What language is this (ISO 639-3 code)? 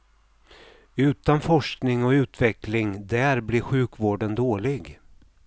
swe